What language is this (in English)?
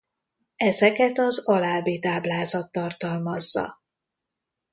Hungarian